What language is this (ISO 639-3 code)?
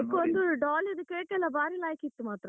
kan